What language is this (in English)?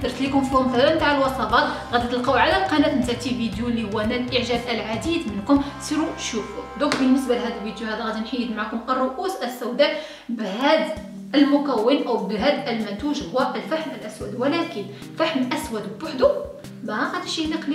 Arabic